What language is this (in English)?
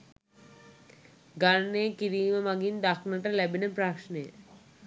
Sinhala